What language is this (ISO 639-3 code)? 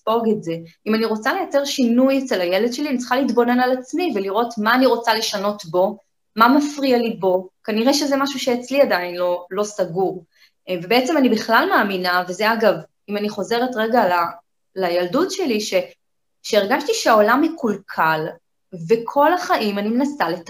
heb